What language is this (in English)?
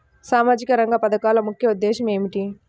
Telugu